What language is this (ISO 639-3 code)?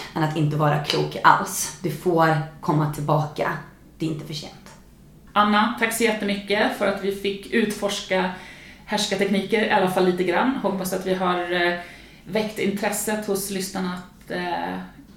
swe